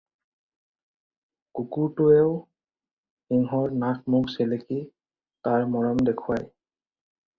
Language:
Assamese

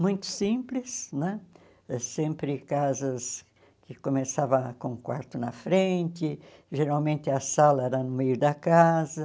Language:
Portuguese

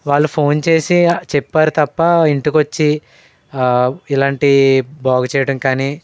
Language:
Telugu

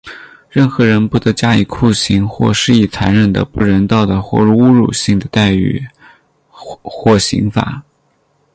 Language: Chinese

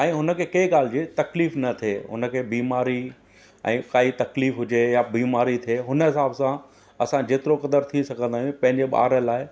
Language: Sindhi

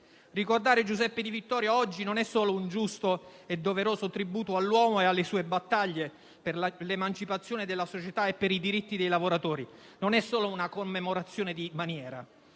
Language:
Italian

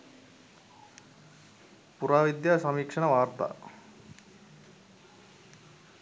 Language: Sinhala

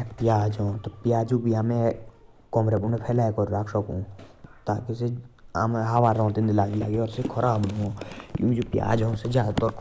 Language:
Jaunsari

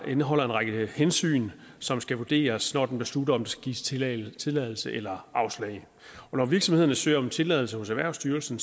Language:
Danish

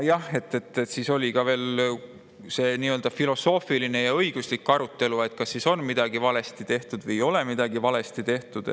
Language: Estonian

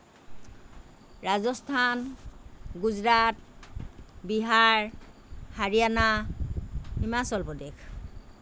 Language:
Assamese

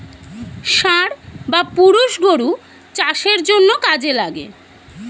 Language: Bangla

